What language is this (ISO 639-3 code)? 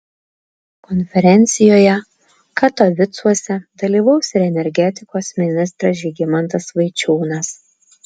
lit